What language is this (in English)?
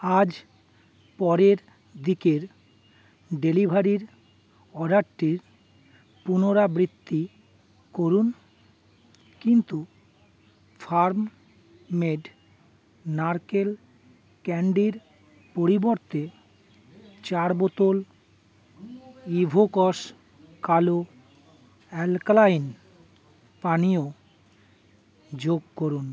Bangla